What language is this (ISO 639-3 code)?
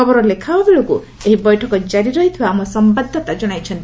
ori